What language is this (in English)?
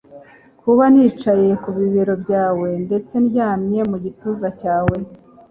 Kinyarwanda